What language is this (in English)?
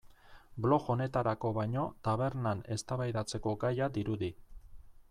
Basque